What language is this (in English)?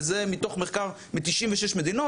Hebrew